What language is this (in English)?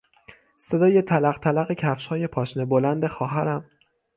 Persian